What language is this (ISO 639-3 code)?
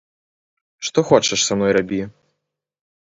bel